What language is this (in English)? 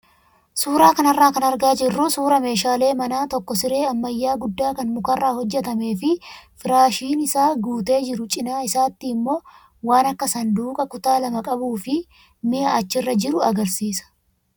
Oromo